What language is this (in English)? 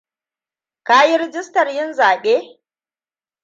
Hausa